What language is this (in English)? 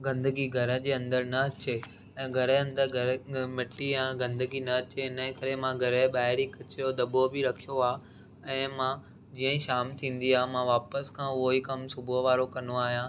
Sindhi